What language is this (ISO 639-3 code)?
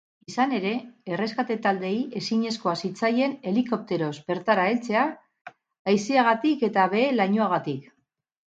eus